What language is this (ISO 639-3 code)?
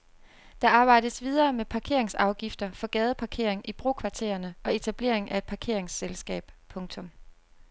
dan